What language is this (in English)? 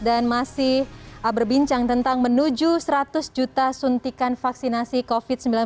Indonesian